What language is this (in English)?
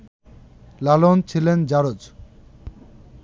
Bangla